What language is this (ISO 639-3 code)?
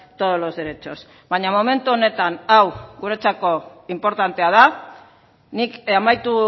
eus